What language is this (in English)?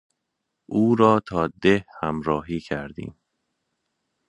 Persian